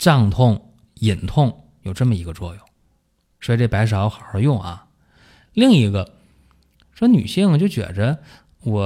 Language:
Chinese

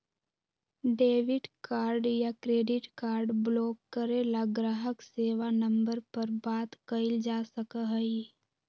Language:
Magahi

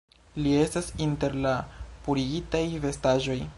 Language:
Esperanto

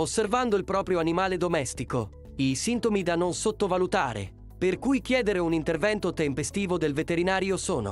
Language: Italian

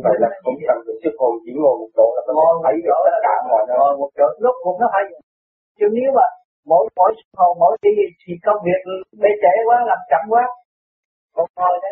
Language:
Vietnamese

